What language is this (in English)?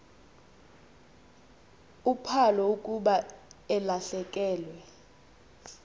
Xhosa